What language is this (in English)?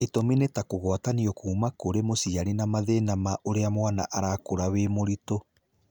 Kikuyu